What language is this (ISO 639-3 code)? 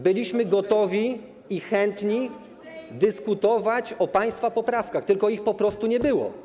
pol